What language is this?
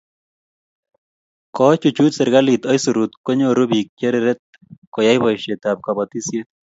Kalenjin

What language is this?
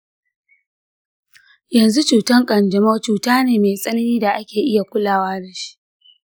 Hausa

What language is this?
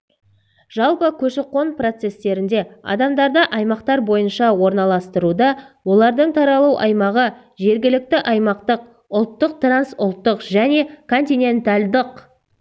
Kazakh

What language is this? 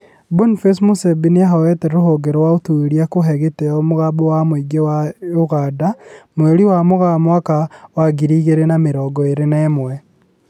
Kikuyu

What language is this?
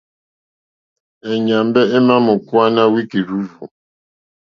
Mokpwe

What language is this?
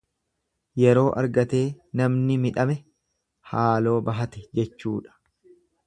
Oromo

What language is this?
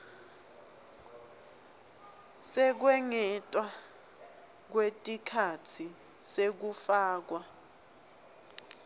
Swati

